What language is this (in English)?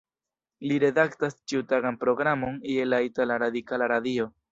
Esperanto